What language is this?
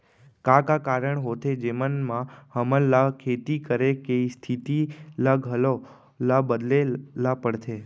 Chhattisgarhi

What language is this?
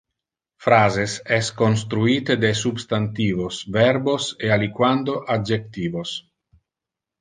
Interlingua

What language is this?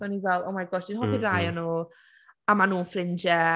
Welsh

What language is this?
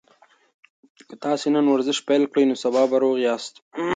Pashto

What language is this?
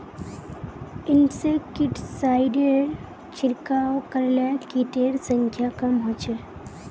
Magahi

